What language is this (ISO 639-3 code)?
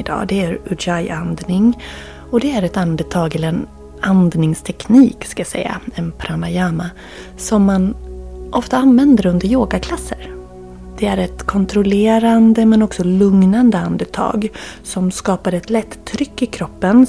swe